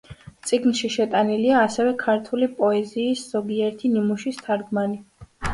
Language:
Georgian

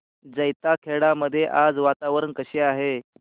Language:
Marathi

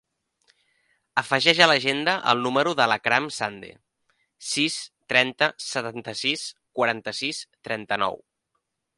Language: Catalan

